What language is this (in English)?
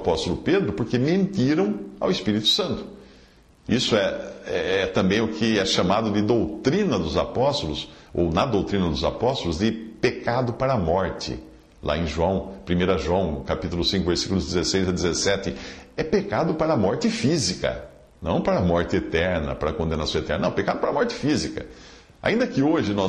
Portuguese